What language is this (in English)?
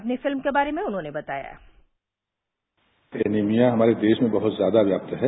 Hindi